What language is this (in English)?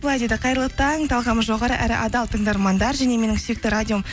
Kazakh